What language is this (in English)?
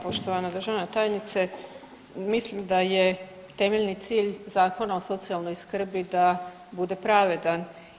Croatian